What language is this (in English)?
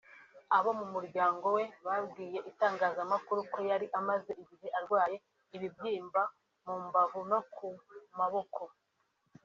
Kinyarwanda